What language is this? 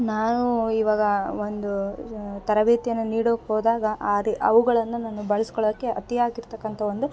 Kannada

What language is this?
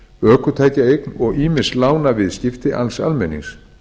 Icelandic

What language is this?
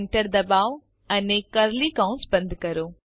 Gujarati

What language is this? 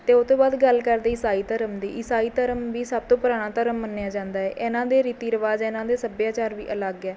Punjabi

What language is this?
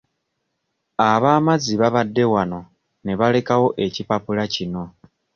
Ganda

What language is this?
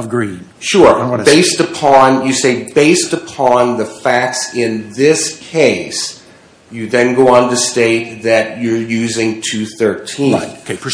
English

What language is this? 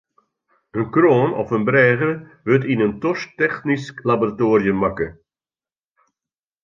Western Frisian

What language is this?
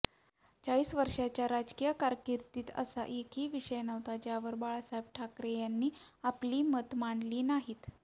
Marathi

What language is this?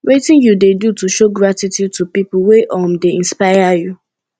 Nigerian Pidgin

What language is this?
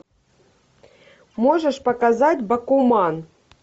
Russian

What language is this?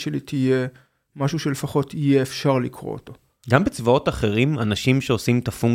Hebrew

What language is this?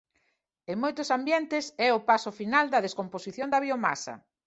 Galician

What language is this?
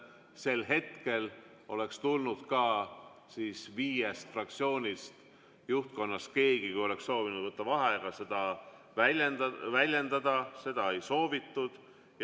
Estonian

